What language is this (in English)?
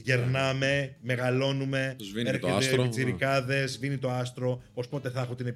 Greek